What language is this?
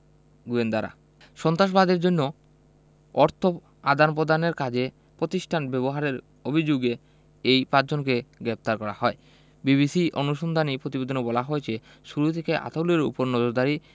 Bangla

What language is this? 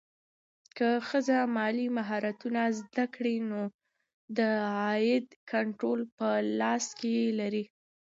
Pashto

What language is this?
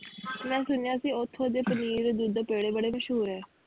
Punjabi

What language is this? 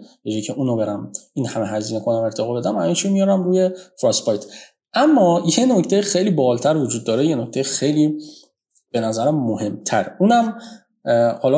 Persian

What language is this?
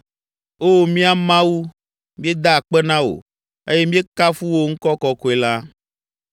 Ewe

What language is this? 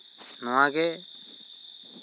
Santali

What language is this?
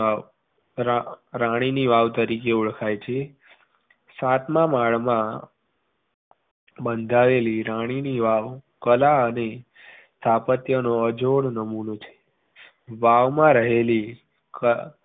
Gujarati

